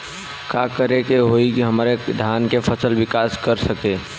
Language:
Bhojpuri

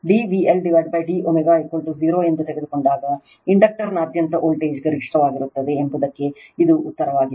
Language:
Kannada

